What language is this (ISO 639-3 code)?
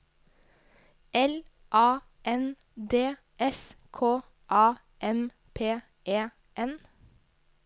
nor